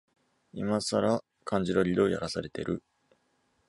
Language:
Japanese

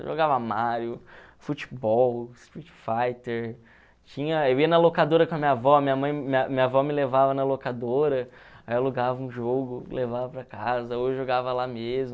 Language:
Portuguese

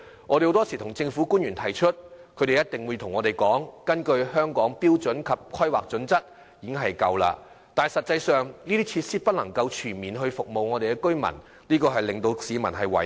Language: Cantonese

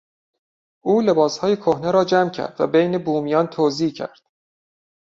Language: Persian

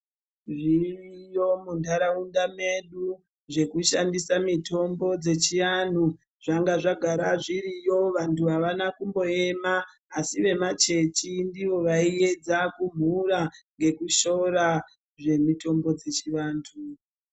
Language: Ndau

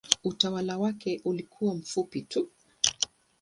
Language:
Swahili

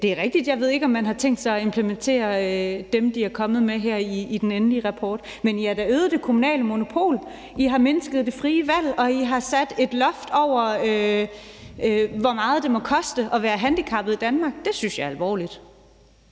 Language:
Danish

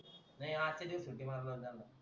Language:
Marathi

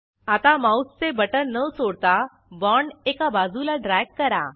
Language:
Marathi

